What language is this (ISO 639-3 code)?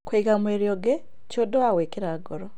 kik